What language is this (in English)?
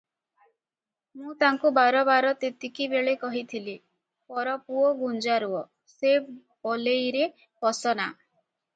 Odia